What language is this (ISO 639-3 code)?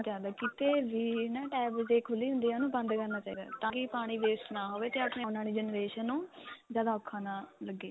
pan